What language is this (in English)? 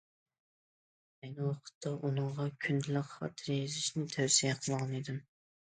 Uyghur